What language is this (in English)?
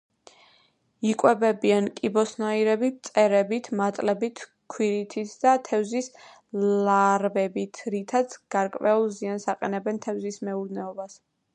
Georgian